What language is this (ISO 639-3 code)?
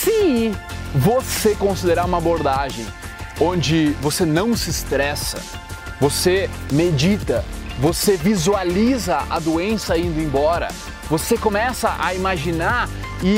por